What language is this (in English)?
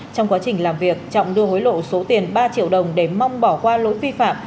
Vietnamese